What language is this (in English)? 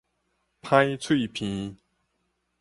Min Nan Chinese